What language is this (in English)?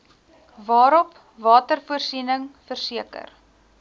Afrikaans